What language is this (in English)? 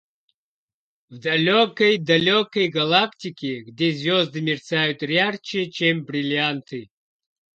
Russian